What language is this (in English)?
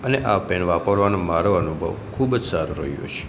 Gujarati